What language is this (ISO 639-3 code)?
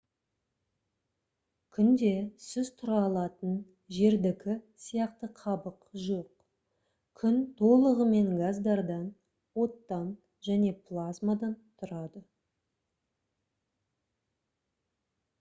kaz